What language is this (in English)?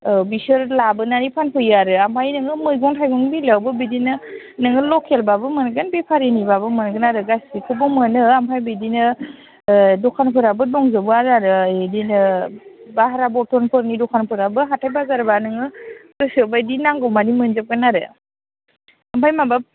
Bodo